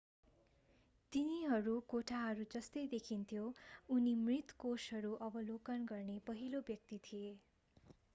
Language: Nepali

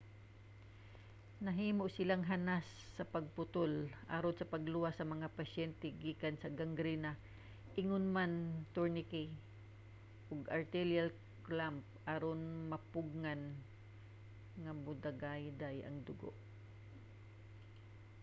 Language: Cebuano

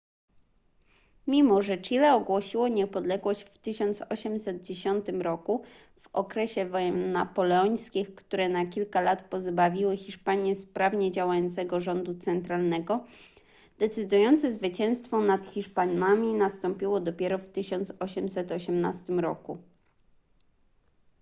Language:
Polish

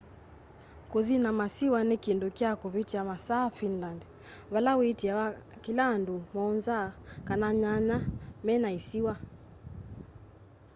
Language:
Kamba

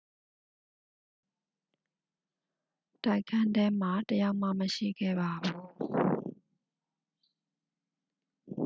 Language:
Burmese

